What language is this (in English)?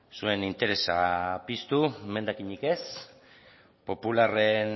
Basque